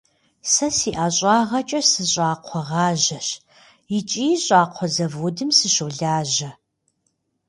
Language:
Kabardian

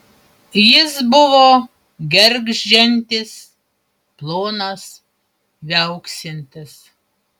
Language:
Lithuanian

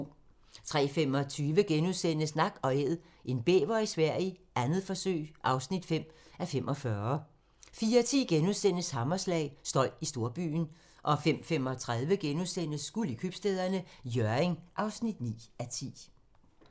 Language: Danish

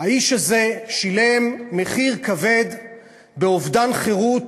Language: Hebrew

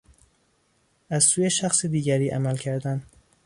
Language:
Persian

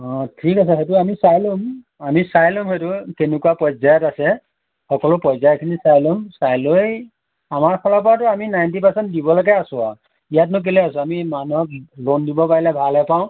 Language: Assamese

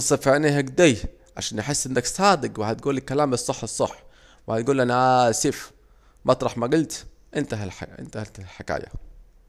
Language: Saidi Arabic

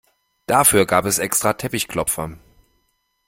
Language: German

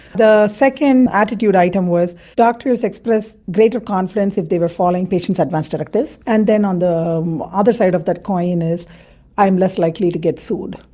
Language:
English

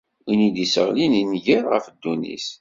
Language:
Kabyle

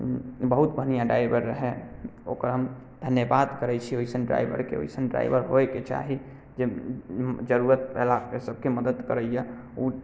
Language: Maithili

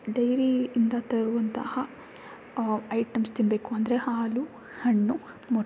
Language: Kannada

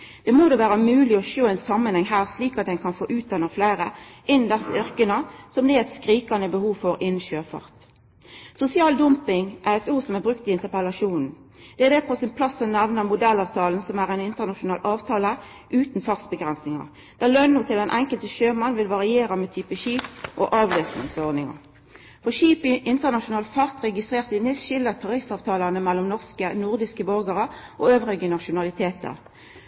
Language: Norwegian Nynorsk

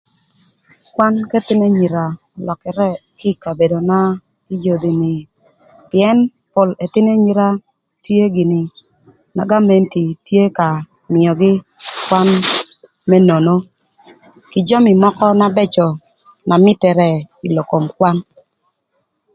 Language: Thur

